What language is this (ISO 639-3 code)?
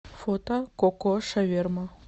rus